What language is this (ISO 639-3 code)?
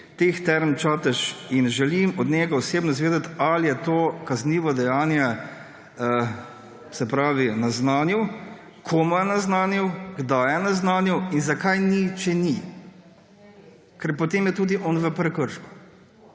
slv